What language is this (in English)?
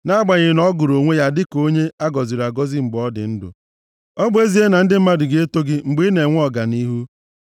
Igbo